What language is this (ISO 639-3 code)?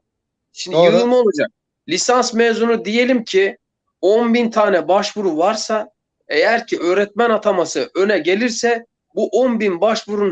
tur